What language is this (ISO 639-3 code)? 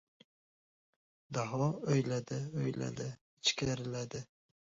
uzb